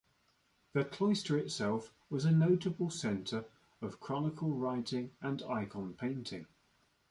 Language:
English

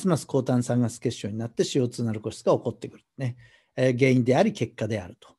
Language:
Japanese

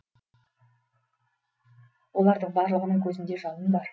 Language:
Kazakh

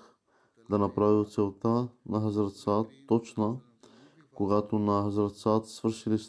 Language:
Bulgarian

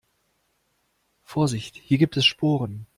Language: German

